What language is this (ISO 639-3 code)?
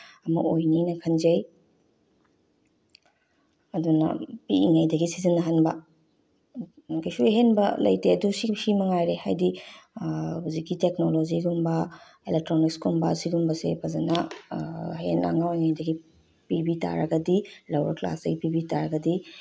mni